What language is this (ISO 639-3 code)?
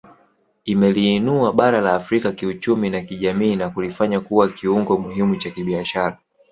swa